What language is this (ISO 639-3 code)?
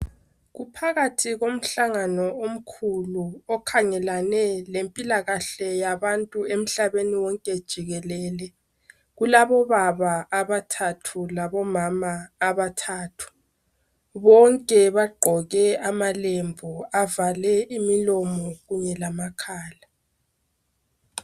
nde